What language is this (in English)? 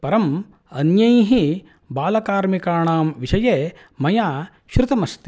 Sanskrit